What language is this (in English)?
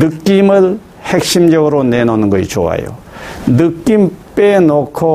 Korean